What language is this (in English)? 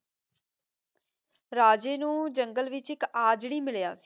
Punjabi